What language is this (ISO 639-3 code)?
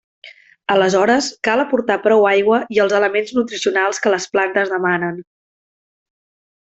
cat